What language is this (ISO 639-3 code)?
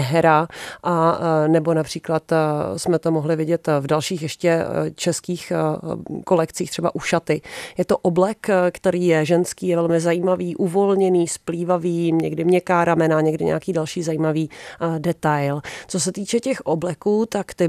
ces